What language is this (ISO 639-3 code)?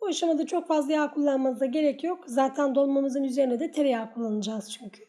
tur